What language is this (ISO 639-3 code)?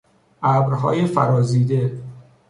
fas